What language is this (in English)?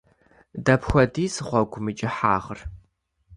Kabardian